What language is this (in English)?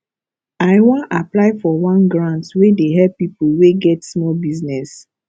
Nigerian Pidgin